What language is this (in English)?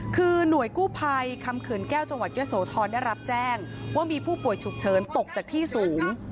Thai